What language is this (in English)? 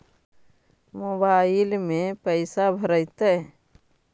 Magahi